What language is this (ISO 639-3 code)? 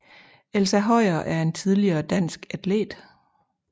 dan